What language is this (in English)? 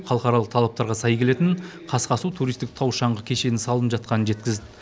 Kazakh